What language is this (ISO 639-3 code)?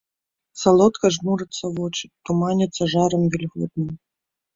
bel